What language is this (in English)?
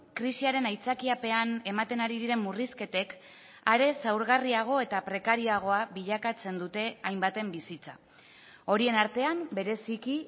Basque